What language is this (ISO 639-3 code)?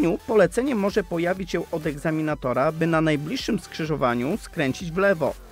pol